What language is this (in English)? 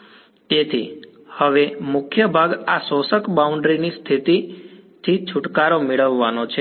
Gujarati